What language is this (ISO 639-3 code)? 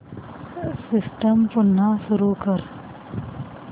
mar